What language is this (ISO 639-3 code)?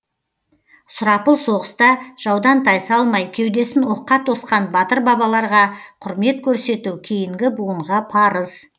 kaz